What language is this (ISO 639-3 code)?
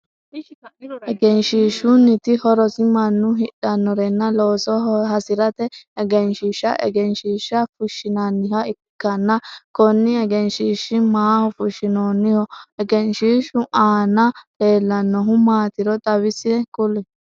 sid